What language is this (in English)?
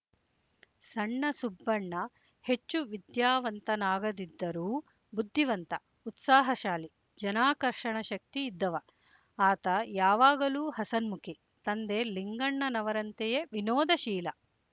Kannada